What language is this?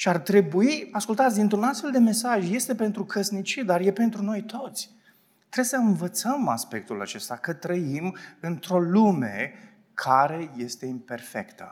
Romanian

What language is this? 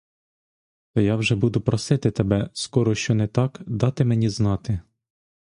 Ukrainian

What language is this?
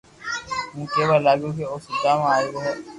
Loarki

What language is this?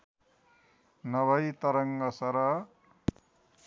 Nepali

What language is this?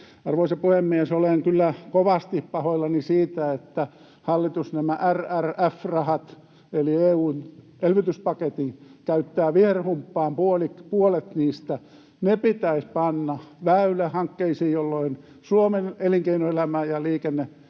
Finnish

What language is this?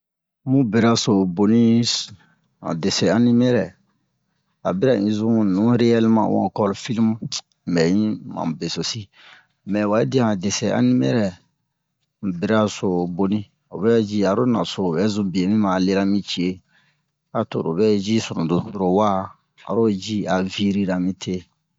Bomu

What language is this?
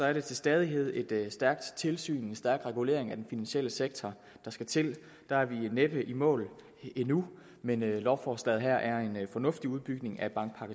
Danish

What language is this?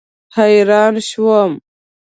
Pashto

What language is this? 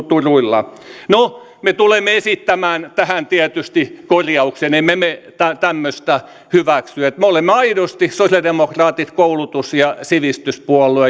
Finnish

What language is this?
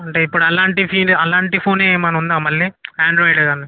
Telugu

